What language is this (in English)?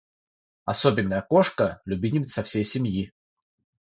Russian